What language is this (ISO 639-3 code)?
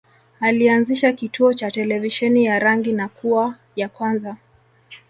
swa